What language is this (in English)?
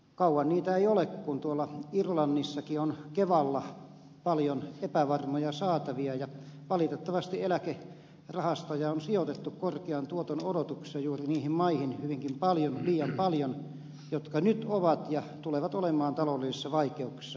Finnish